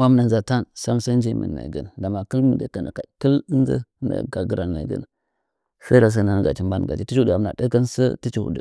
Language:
Nzanyi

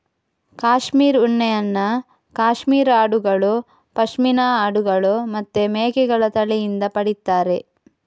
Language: Kannada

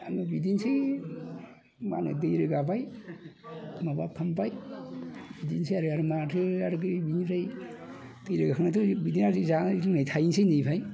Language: Bodo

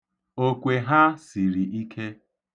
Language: Igbo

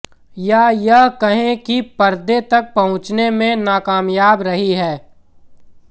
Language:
Hindi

